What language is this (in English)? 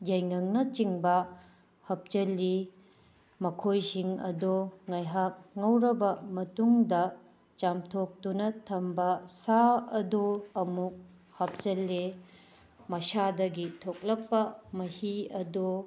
Manipuri